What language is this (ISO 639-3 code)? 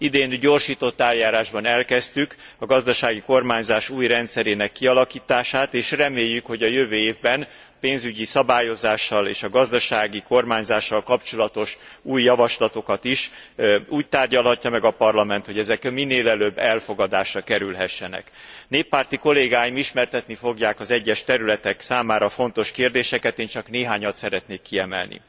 hun